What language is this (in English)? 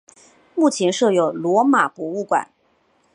Chinese